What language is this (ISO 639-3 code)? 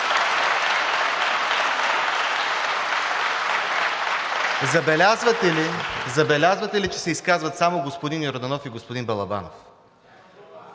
bul